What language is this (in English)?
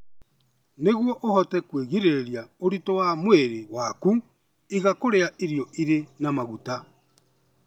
Kikuyu